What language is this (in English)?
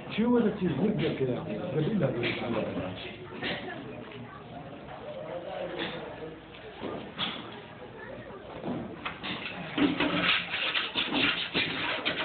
Arabic